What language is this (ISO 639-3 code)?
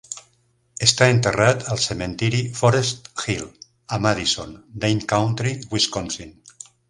cat